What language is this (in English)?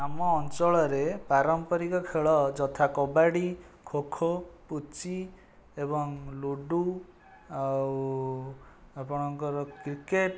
Odia